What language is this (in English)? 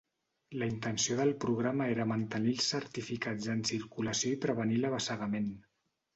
Catalan